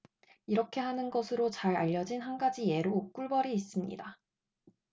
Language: Korean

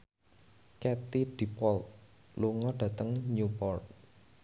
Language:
Javanese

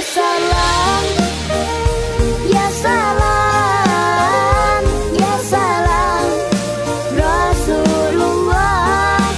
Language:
Indonesian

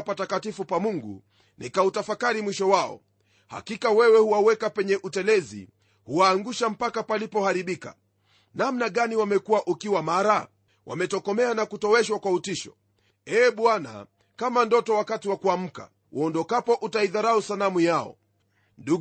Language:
Swahili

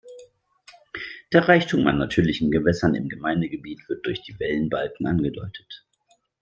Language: German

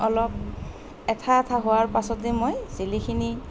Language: Assamese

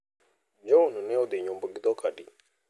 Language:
Luo (Kenya and Tanzania)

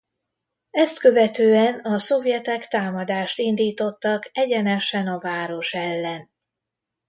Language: Hungarian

